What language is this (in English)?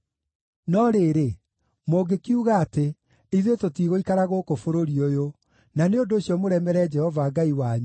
Kikuyu